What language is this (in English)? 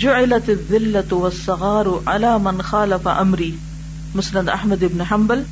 Urdu